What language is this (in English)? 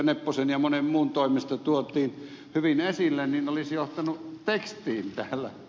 Finnish